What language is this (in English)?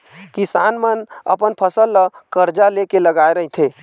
Chhattisgarhi